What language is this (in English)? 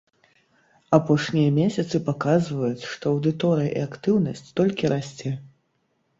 Belarusian